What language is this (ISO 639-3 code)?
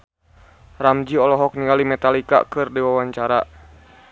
sun